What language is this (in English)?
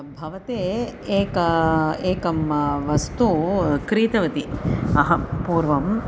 Sanskrit